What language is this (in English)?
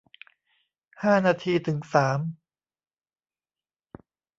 Thai